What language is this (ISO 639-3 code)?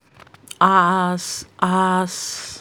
pcm